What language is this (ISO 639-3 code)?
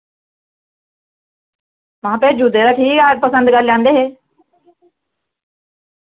doi